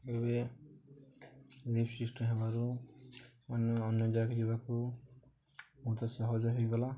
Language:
Odia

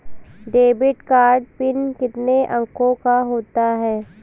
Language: Hindi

